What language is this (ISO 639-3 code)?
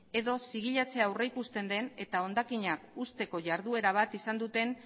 eus